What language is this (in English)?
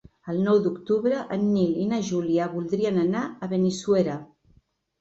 Catalan